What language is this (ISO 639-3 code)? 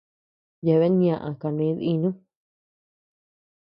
cux